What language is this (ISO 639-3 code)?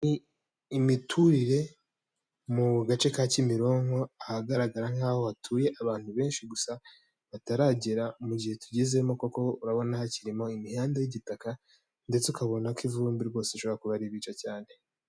kin